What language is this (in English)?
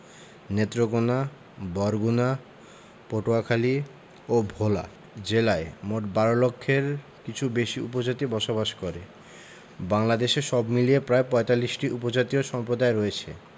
Bangla